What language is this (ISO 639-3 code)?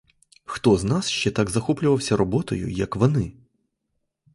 ukr